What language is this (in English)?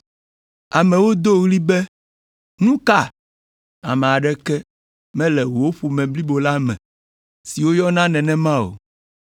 Ewe